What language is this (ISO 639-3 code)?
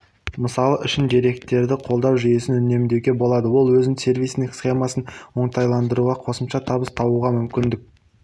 kaz